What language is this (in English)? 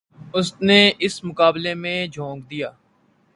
Urdu